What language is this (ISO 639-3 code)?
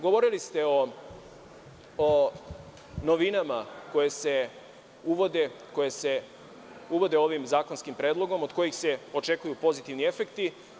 srp